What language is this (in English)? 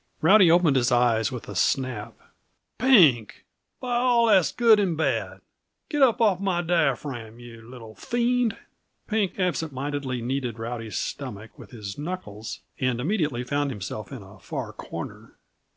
English